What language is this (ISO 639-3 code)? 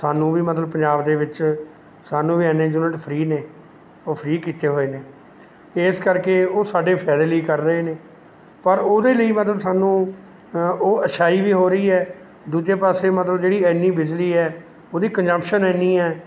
pan